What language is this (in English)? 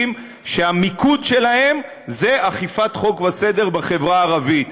Hebrew